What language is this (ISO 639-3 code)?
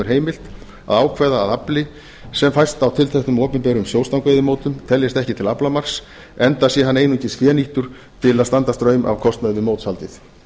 isl